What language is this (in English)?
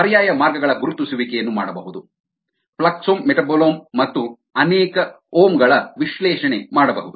Kannada